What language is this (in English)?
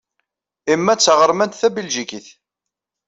Kabyle